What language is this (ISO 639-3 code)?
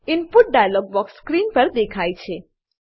guj